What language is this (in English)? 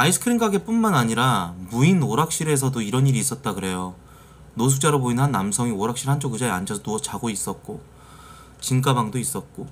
Korean